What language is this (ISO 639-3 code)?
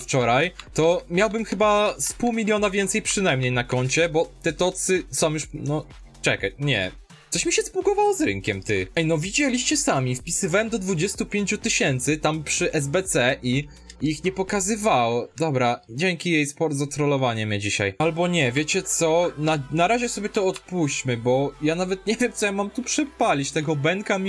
pol